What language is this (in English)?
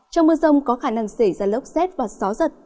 Vietnamese